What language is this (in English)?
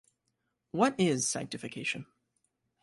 English